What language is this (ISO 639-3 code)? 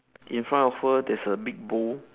eng